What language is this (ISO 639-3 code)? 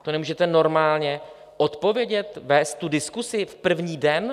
ces